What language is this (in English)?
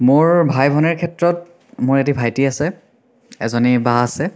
Assamese